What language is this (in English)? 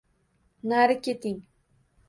Uzbek